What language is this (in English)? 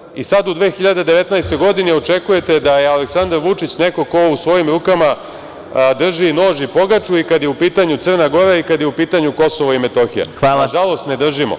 Serbian